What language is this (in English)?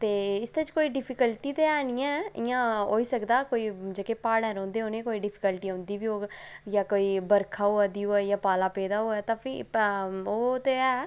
Dogri